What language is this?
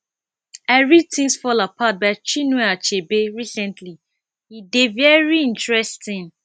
Nigerian Pidgin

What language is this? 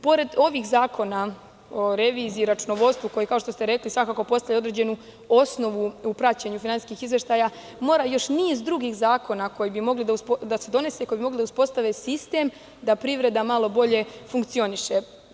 Serbian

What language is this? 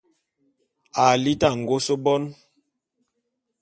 Bulu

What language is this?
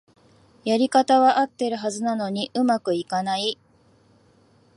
Japanese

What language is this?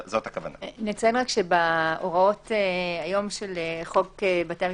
Hebrew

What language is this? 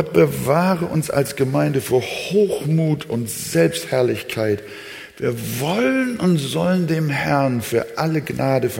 German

